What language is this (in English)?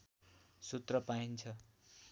Nepali